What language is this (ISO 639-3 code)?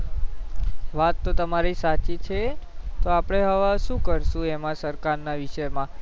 guj